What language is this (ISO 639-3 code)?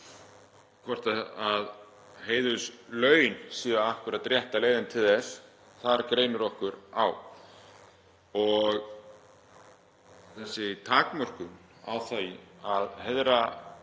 isl